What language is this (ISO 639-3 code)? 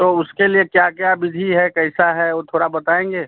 hin